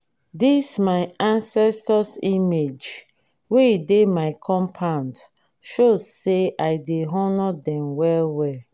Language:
Nigerian Pidgin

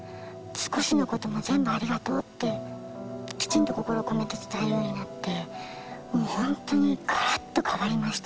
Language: Japanese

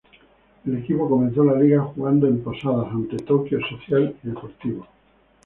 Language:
Spanish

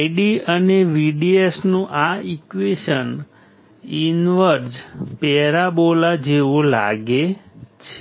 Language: Gujarati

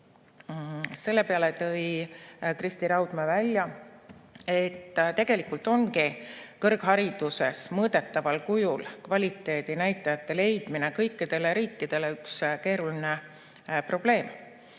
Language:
Estonian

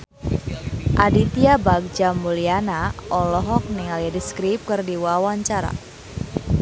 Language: Sundanese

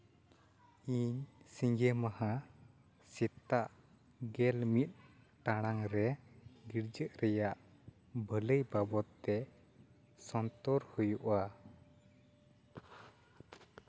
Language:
Santali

